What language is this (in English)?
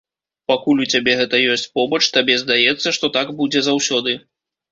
Belarusian